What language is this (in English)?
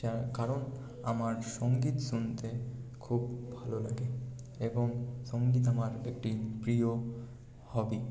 Bangla